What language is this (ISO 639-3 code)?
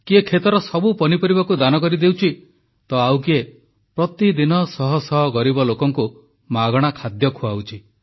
ori